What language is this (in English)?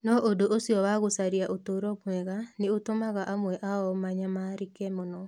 Kikuyu